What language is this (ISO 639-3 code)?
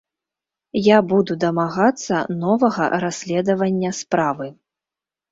bel